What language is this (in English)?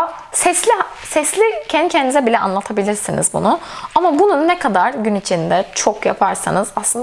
Turkish